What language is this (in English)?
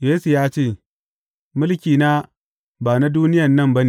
Hausa